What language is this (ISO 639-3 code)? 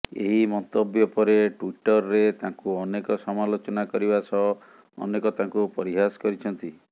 ori